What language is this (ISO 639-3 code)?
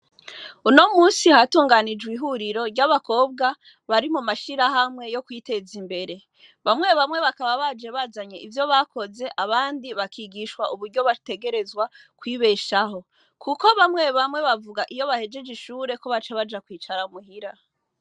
run